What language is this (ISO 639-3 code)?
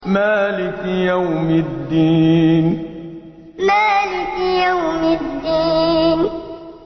ara